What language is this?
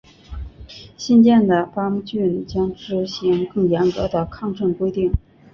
Chinese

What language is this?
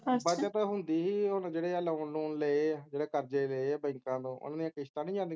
Punjabi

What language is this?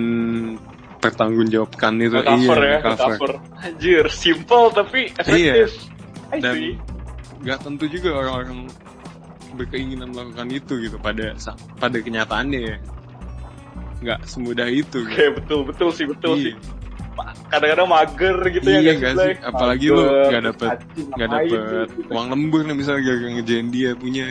Indonesian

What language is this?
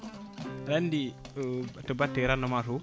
Fula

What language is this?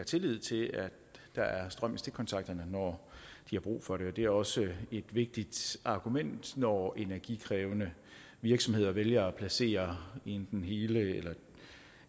Danish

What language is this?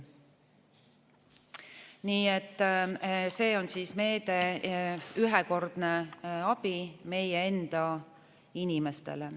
Estonian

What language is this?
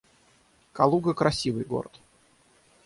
Russian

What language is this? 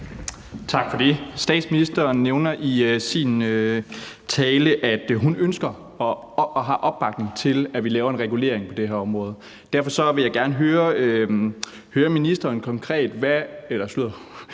Danish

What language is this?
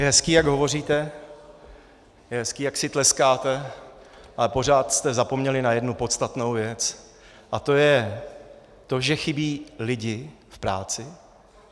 Czech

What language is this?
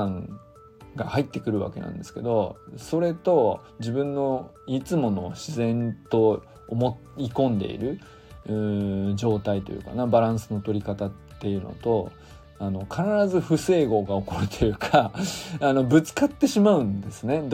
Japanese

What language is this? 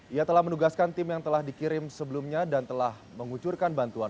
Indonesian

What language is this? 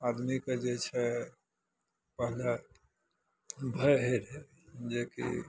Maithili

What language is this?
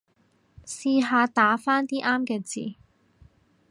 Cantonese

